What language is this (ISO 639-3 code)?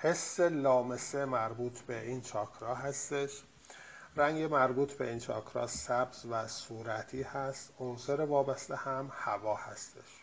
fas